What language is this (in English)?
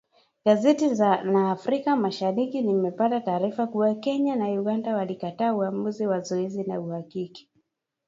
Swahili